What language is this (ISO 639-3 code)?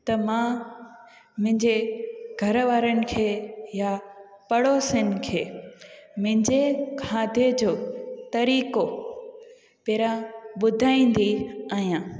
snd